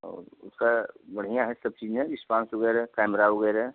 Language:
Hindi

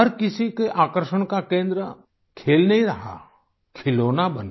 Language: Hindi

